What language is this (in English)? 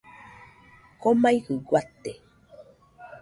Nüpode Huitoto